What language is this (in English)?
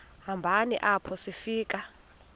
Xhosa